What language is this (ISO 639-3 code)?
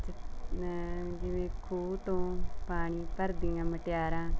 pan